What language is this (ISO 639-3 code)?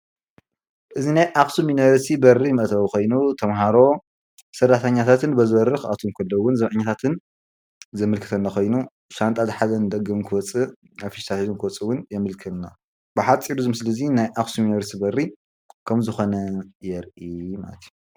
tir